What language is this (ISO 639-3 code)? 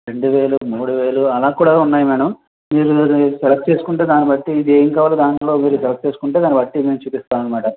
tel